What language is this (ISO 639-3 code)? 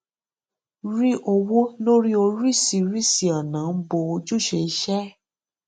yor